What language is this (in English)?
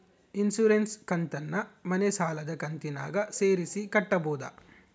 Kannada